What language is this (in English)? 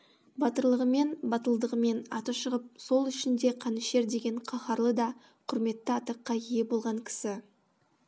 Kazakh